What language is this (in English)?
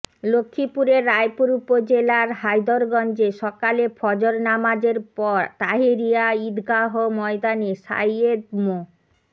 Bangla